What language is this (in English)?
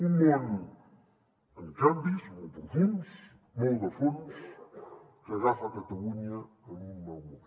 Catalan